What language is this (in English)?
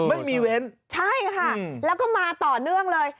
Thai